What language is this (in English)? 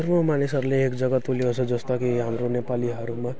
Nepali